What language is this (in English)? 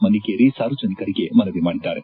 Kannada